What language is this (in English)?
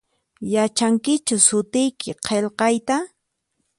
Puno Quechua